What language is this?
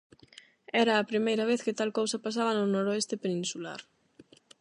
Galician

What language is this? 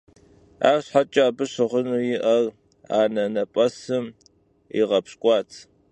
Kabardian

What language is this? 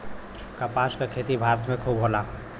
Bhojpuri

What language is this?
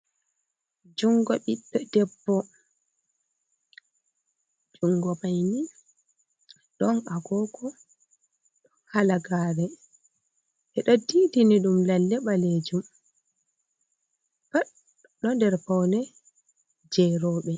Fula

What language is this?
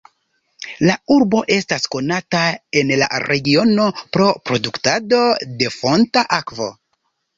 Esperanto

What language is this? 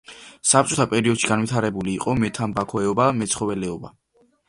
Georgian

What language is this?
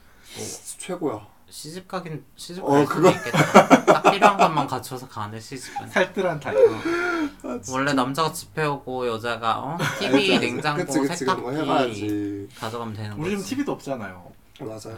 Korean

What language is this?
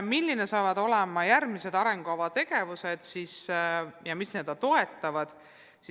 Estonian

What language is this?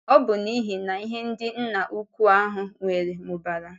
Igbo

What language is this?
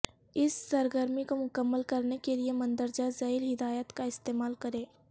Urdu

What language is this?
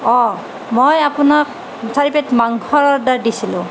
Assamese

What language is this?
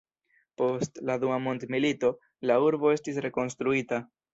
Esperanto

